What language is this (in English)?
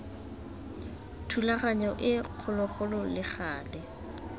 Tswana